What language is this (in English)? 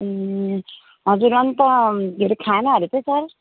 Nepali